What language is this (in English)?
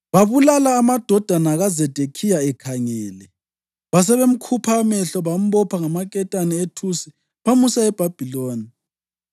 North Ndebele